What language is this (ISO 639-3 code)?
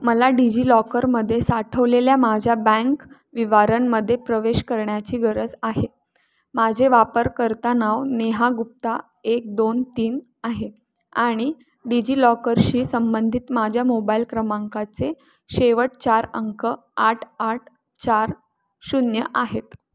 mar